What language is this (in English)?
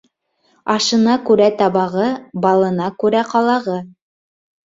Bashkir